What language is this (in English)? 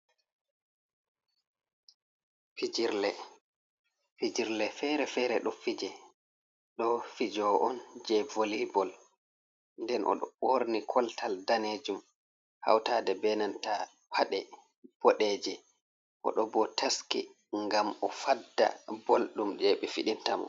Fula